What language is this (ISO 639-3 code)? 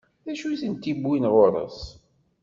kab